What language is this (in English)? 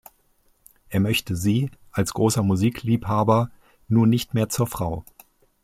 German